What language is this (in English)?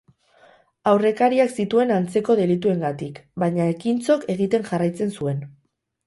Basque